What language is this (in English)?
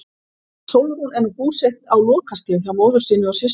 Icelandic